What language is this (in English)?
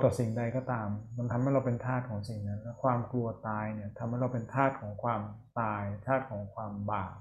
Thai